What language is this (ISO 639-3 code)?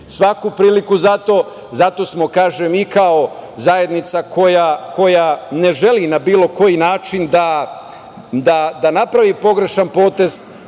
srp